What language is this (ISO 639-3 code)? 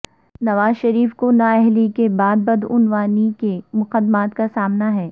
urd